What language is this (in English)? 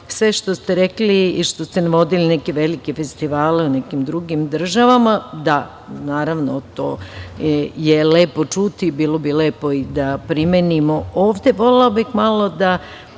Serbian